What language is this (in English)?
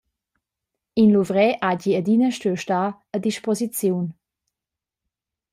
Romansh